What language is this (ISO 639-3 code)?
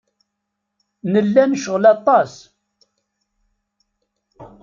kab